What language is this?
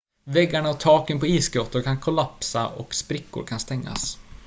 Swedish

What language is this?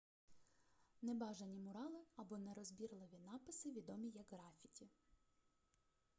Ukrainian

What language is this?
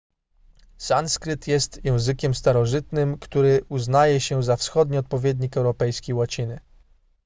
Polish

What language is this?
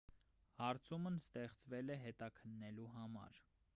Armenian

